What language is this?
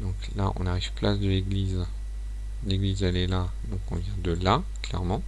French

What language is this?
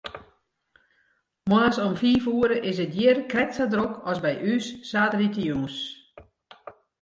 Western Frisian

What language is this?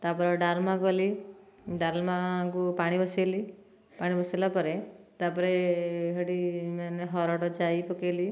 Odia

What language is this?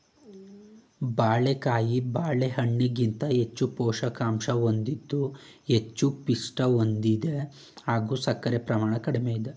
Kannada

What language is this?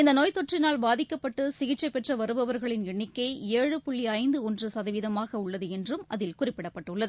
Tamil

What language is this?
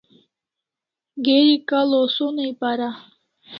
Kalasha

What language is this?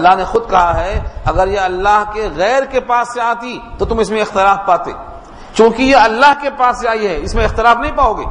Urdu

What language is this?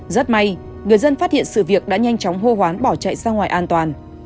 Vietnamese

